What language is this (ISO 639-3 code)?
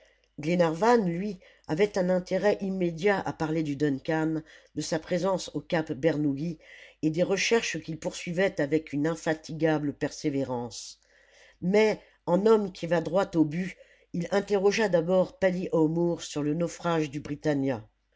fra